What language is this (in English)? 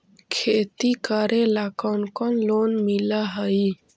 Magahi